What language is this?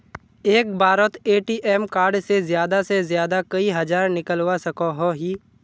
Magahi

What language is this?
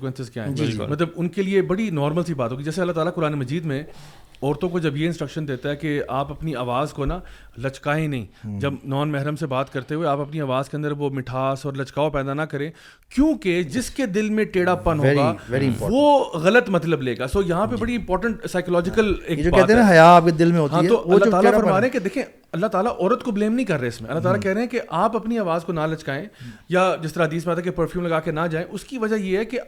Urdu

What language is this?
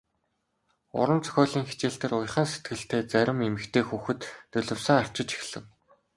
Mongolian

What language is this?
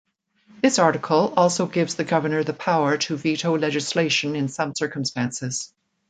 English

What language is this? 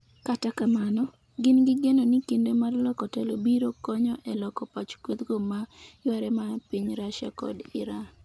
Luo (Kenya and Tanzania)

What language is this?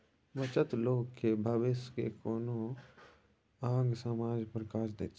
Maithili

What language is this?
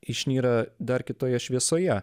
Lithuanian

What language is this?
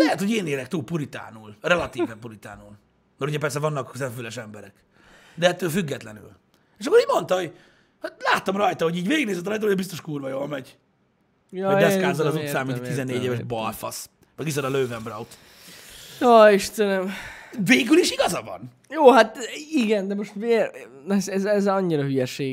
Hungarian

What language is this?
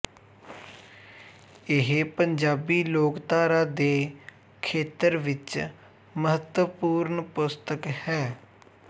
Punjabi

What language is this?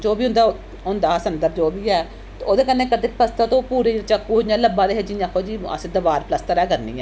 Dogri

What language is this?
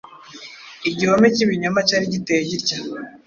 Kinyarwanda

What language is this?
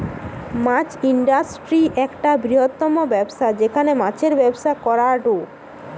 Bangla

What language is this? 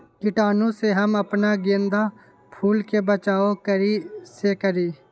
Magahi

